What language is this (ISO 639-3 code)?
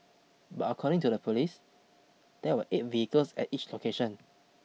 eng